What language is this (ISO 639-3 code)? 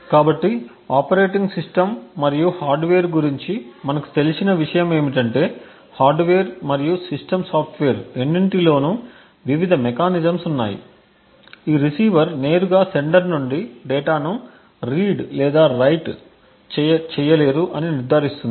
tel